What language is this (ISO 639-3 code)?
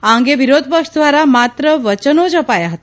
guj